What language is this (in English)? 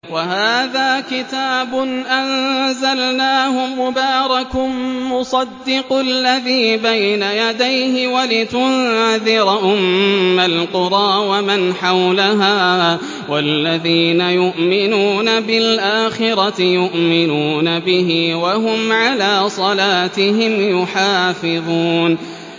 Arabic